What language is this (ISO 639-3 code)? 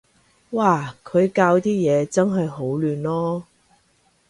yue